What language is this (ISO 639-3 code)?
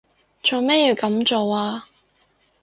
yue